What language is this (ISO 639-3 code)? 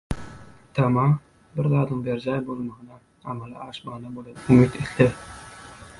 tuk